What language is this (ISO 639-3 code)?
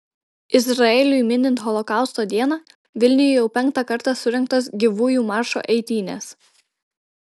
lit